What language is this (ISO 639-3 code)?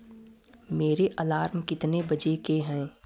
hin